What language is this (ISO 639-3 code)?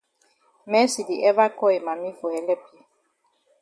wes